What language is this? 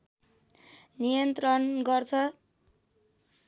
Nepali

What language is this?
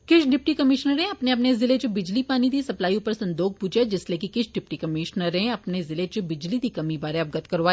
Dogri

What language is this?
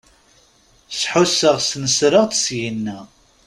Kabyle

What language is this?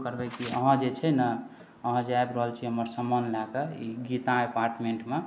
Maithili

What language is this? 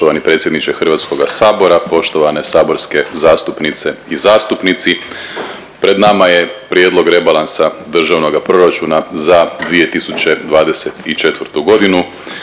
Croatian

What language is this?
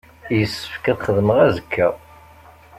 Kabyle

